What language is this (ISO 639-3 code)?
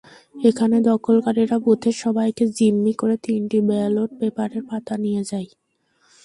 ben